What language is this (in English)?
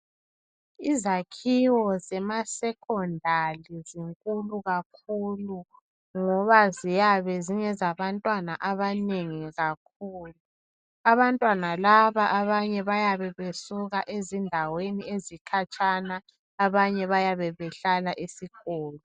North Ndebele